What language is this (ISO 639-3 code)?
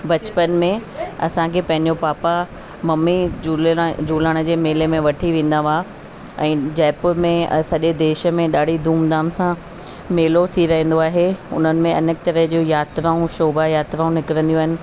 snd